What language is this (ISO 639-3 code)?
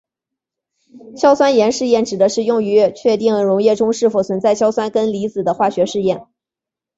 zho